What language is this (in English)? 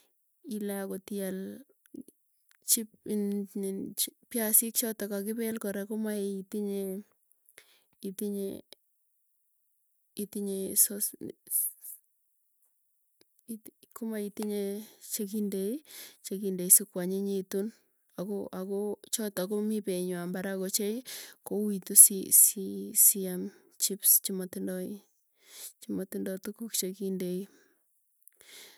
Tugen